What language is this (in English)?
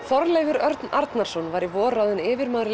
Icelandic